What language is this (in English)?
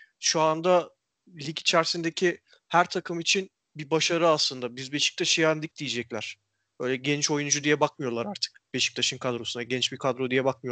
Turkish